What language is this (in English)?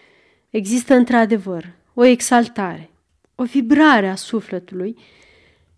Romanian